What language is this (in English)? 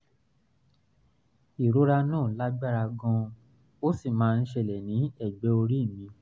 Yoruba